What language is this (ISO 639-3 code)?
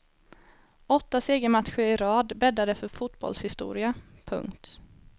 swe